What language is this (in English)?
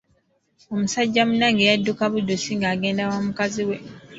Ganda